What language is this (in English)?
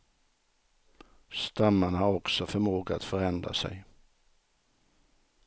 Swedish